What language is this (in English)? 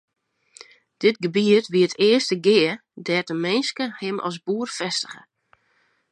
Western Frisian